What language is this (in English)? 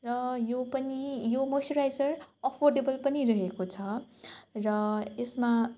Nepali